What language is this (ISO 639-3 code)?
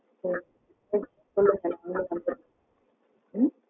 tam